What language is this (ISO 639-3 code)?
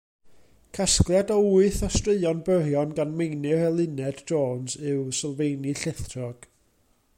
cym